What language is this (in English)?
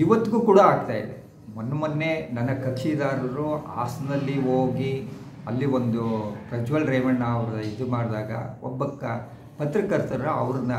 Kannada